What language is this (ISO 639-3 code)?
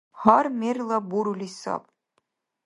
dar